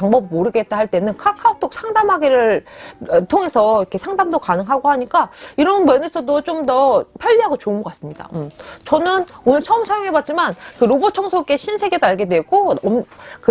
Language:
Korean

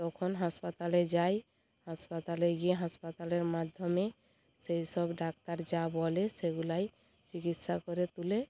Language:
Bangla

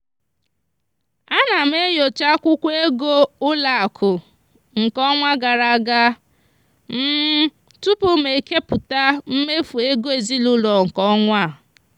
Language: Igbo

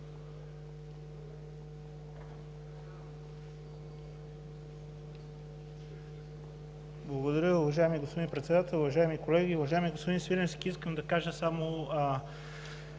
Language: Bulgarian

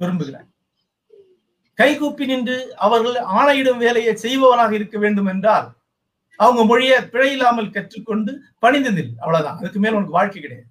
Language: Tamil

